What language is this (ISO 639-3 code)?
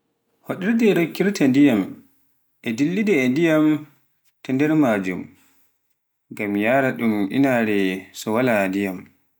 fuf